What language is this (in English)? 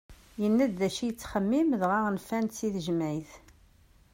Kabyle